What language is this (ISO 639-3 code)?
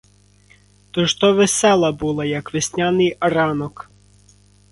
ukr